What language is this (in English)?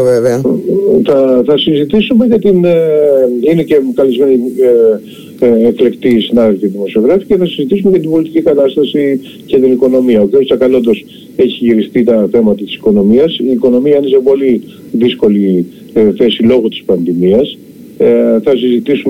Greek